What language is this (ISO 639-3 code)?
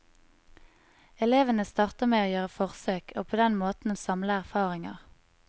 nor